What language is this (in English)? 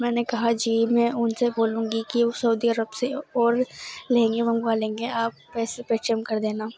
Urdu